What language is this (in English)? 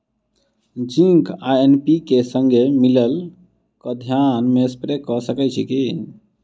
Maithili